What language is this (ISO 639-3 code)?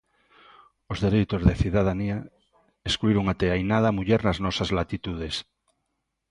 glg